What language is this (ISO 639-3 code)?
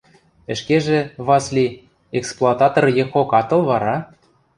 mrj